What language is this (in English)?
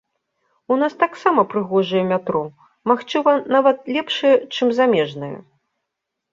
Belarusian